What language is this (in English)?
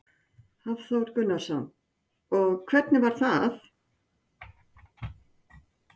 Icelandic